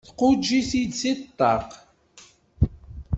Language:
Kabyle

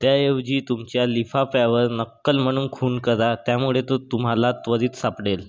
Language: Marathi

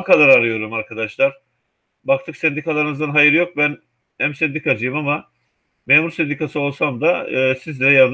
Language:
Turkish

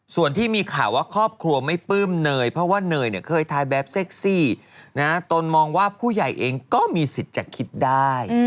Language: Thai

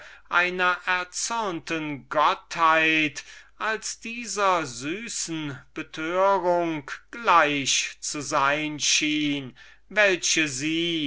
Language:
German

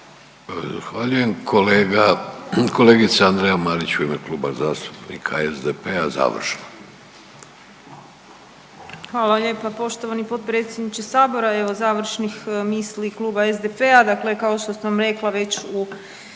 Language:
Croatian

